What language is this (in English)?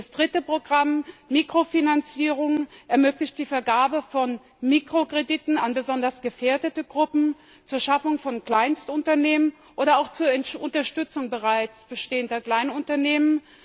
German